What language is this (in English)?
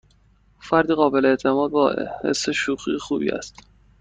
Persian